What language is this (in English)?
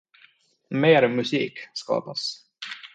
Swedish